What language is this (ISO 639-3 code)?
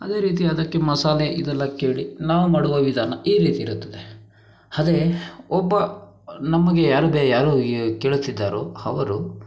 kan